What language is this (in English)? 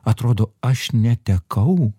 Lithuanian